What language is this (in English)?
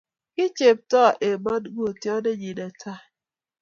Kalenjin